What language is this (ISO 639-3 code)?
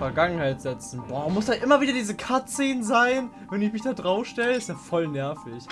deu